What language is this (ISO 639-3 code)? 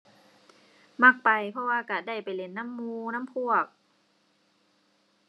tha